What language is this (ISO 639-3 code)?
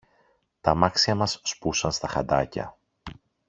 ell